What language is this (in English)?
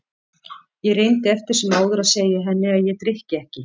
Icelandic